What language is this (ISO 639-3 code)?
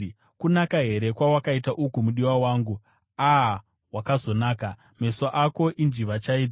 sna